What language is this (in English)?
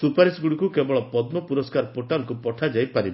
Odia